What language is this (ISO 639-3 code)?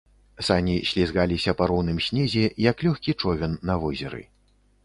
bel